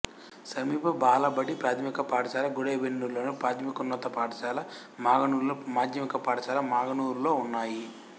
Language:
Telugu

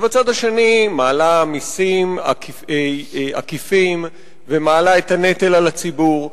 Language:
Hebrew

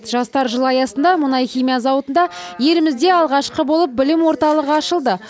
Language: Kazakh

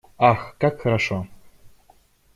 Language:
Russian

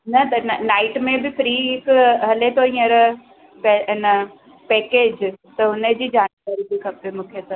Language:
Sindhi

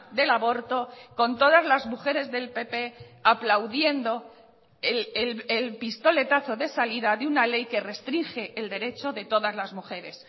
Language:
Spanish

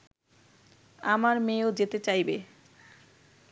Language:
Bangla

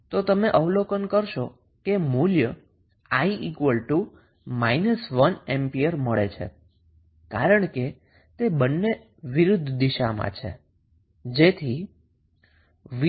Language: Gujarati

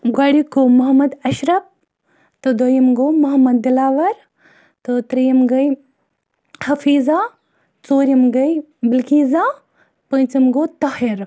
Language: Kashmiri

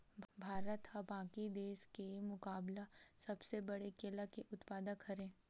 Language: Chhattisgarhi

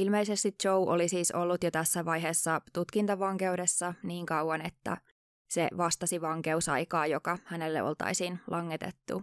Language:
Finnish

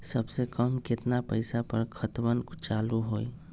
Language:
Magahi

